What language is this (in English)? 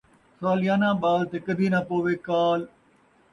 Saraiki